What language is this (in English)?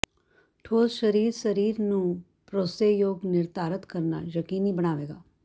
Punjabi